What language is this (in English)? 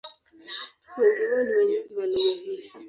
Swahili